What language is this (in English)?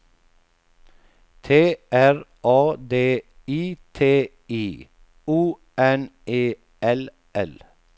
Swedish